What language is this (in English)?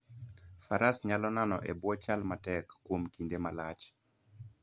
Luo (Kenya and Tanzania)